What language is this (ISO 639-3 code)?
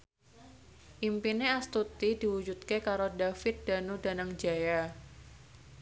jav